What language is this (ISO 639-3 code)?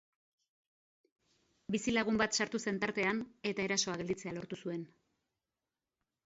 eus